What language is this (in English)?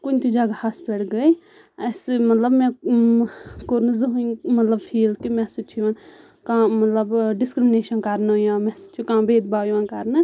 Kashmiri